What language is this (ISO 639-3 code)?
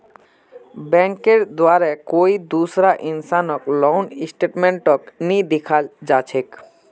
mag